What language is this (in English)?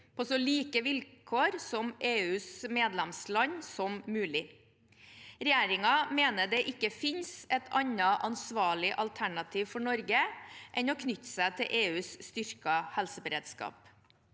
Norwegian